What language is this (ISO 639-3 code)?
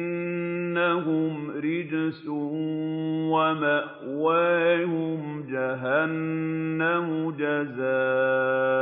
ara